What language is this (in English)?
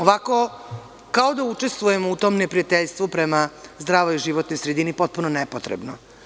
Serbian